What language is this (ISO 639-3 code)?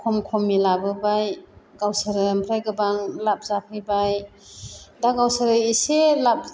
brx